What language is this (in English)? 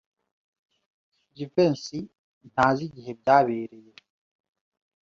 Kinyarwanda